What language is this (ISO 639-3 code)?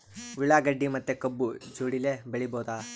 kan